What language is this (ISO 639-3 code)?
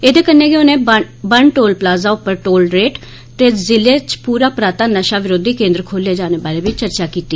doi